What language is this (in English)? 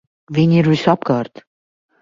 Latvian